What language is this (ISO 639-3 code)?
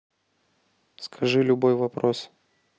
rus